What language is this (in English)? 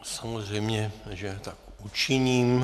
Czech